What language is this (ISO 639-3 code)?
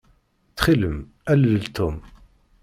kab